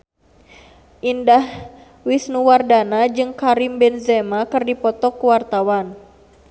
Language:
Sundanese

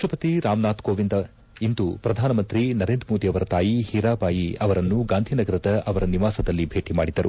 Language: Kannada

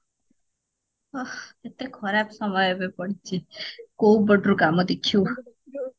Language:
Odia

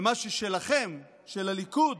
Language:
Hebrew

